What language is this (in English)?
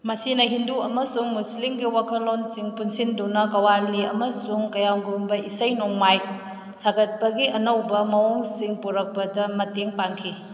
Manipuri